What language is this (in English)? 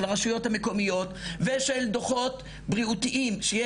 Hebrew